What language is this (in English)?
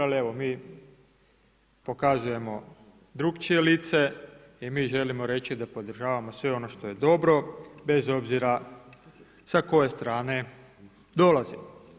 Croatian